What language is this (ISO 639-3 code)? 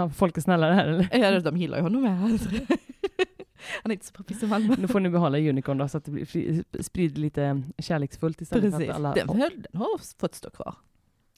swe